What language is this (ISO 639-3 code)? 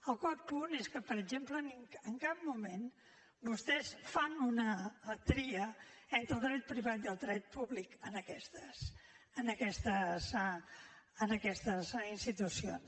cat